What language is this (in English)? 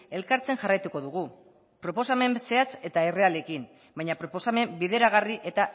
Basque